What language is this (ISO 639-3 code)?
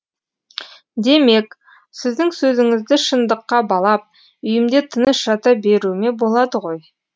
kaz